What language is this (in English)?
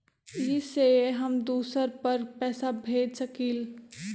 Magahi